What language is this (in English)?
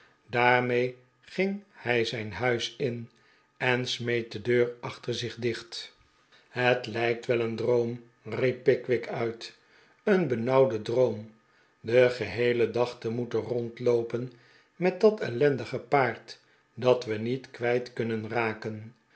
Dutch